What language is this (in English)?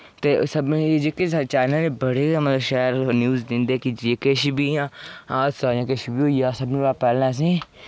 Dogri